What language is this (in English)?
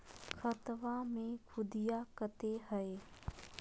Magahi